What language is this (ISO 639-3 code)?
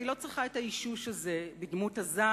heb